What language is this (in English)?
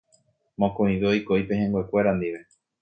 Guarani